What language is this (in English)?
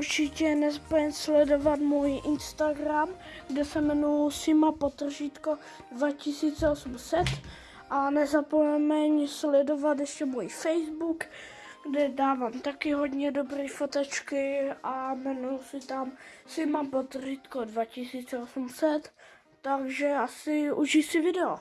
Czech